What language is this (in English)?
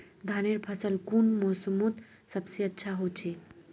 Magahi